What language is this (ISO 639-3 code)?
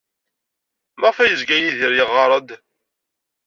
kab